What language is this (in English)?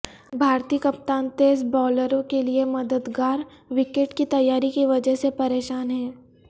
Urdu